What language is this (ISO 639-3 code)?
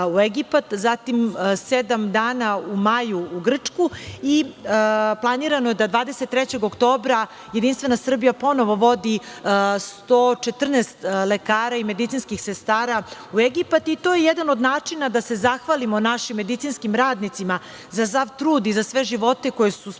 srp